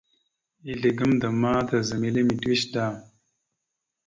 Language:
Mada (Cameroon)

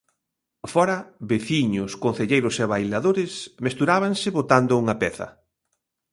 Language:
Galician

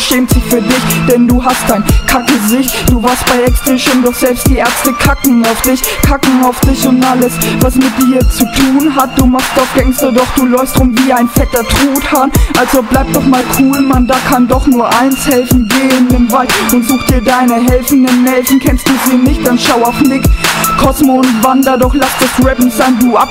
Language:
German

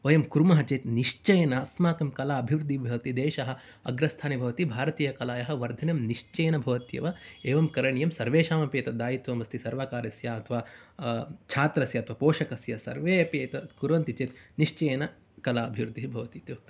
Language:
Sanskrit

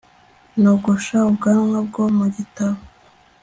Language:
Kinyarwanda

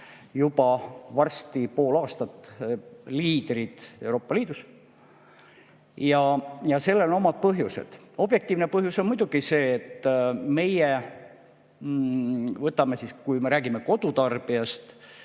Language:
Estonian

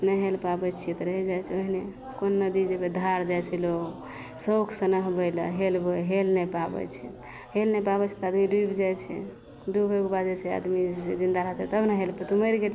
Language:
Maithili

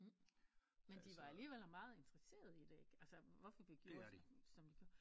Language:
Danish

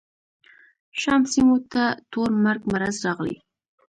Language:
Pashto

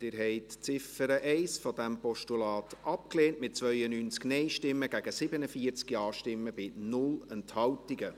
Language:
Swiss German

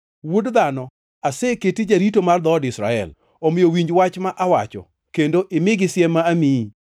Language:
Luo (Kenya and Tanzania)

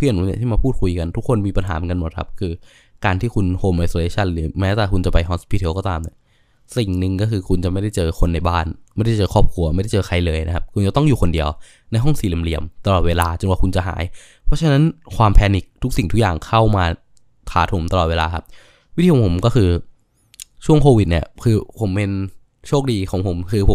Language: Thai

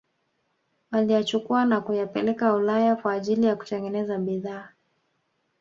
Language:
Swahili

